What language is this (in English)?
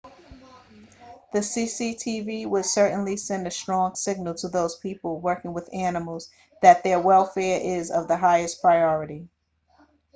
English